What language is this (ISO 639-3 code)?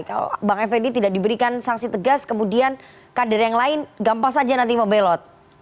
ind